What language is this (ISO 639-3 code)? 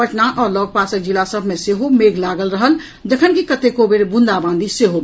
mai